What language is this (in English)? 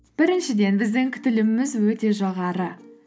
Kazakh